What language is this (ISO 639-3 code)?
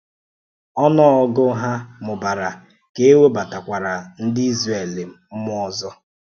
ibo